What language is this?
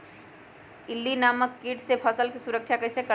Magahi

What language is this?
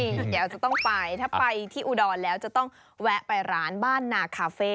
Thai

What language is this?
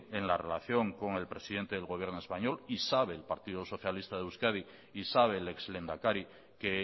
Spanish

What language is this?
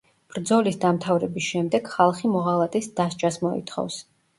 Georgian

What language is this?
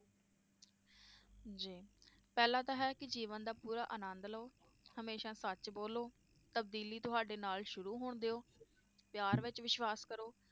Punjabi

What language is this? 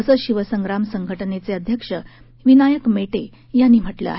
Marathi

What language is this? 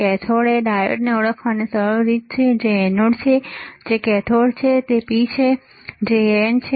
Gujarati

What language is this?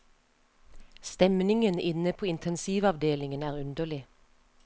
Norwegian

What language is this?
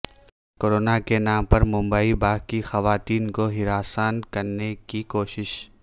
Urdu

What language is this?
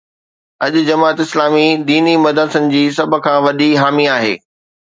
Sindhi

